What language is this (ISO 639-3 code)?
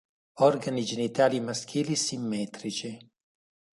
ita